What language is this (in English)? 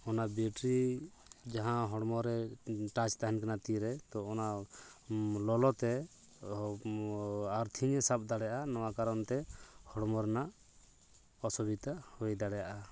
Santali